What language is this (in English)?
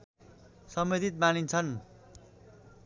Nepali